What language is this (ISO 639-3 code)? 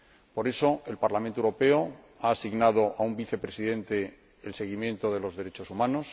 spa